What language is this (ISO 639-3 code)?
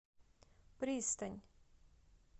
rus